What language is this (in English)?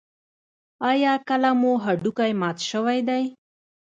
Pashto